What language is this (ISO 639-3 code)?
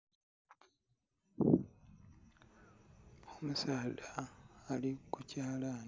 xog